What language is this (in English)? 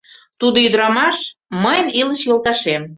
Mari